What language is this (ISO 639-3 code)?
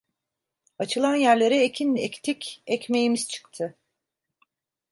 tur